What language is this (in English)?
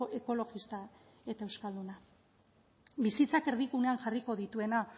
Basque